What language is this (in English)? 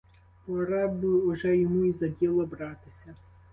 Ukrainian